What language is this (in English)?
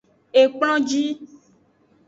Aja (Benin)